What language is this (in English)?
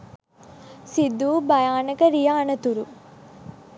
Sinhala